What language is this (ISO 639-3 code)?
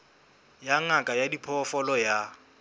sot